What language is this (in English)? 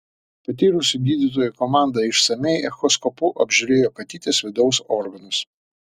Lithuanian